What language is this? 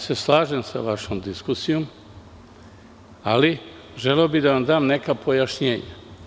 Serbian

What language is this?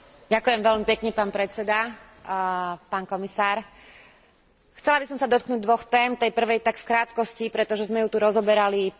Slovak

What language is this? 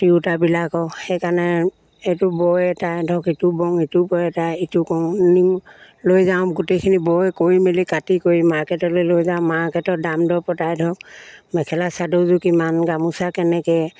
Assamese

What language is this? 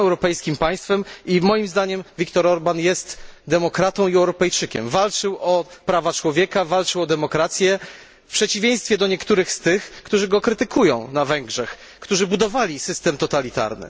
Polish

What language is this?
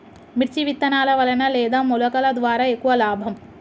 Telugu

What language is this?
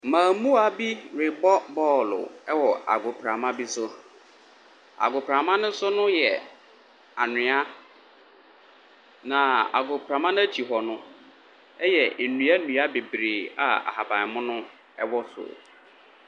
Akan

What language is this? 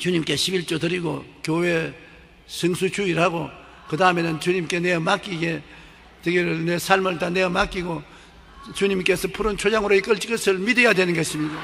Korean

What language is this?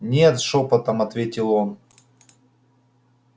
Russian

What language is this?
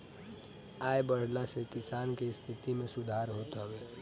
Bhojpuri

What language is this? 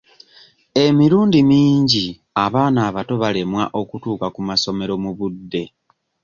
Ganda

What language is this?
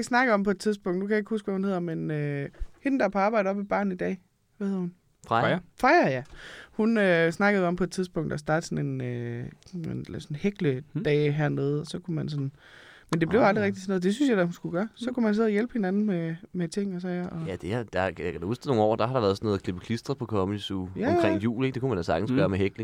Danish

